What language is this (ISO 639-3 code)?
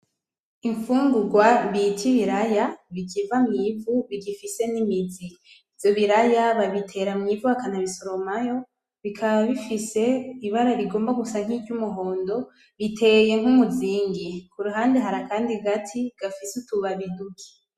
run